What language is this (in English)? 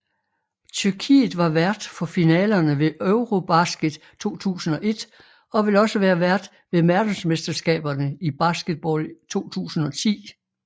Danish